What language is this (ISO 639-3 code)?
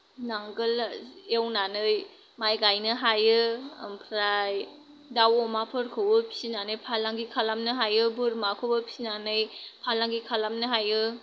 brx